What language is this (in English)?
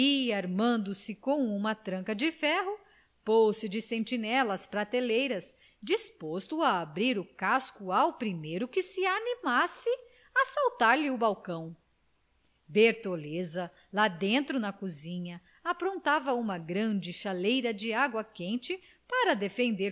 Portuguese